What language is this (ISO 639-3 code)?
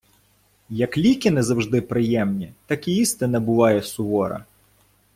ukr